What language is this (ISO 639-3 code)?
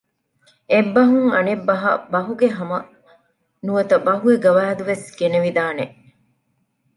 div